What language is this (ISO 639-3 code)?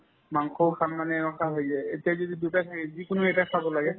asm